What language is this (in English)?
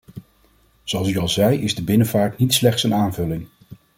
Dutch